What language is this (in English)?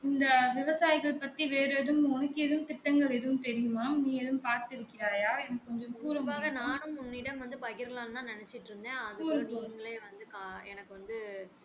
Tamil